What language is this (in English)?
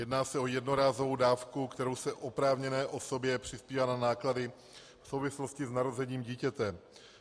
Czech